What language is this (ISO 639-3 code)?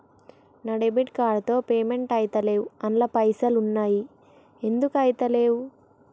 tel